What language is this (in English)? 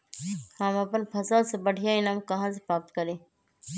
Magahi